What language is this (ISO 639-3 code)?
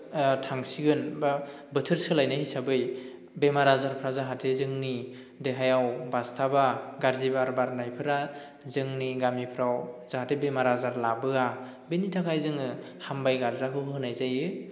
brx